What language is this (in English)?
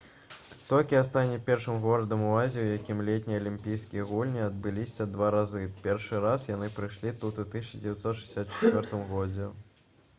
Belarusian